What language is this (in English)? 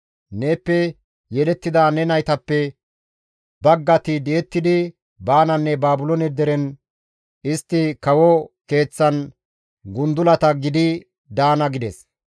Gamo